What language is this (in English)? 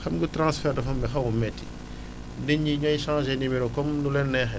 Wolof